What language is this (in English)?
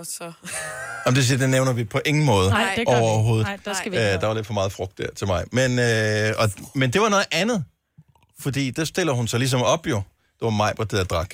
Danish